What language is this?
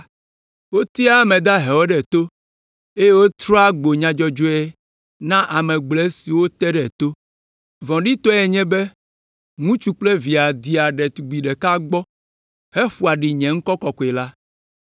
Ewe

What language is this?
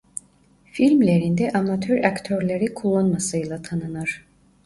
Turkish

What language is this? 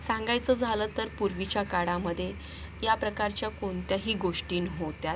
Marathi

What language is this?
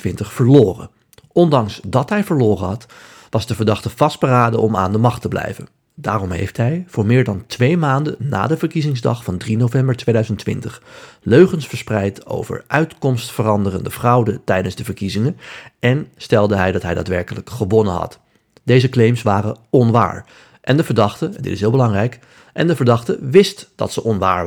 Dutch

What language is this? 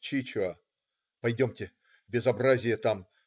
Russian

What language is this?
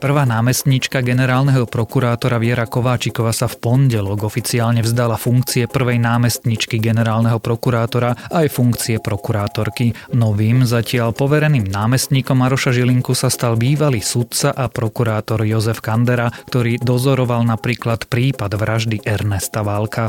Slovak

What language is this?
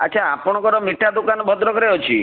Odia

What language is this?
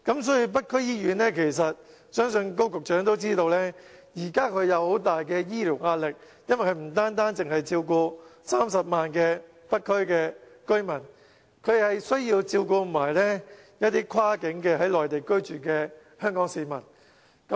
Cantonese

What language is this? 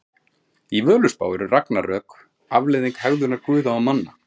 Icelandic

